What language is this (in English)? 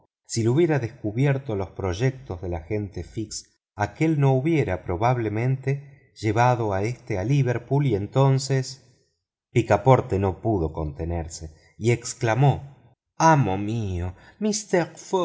Spanish